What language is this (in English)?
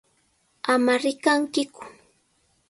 Sihuas Ancash Quechua